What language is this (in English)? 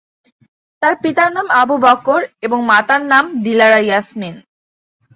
Bangla